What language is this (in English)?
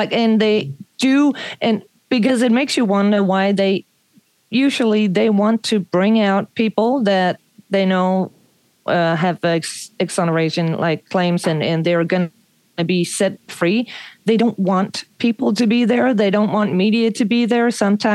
English